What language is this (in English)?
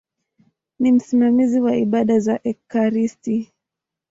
Swahili